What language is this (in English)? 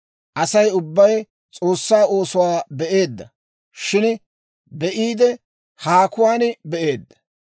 Dawro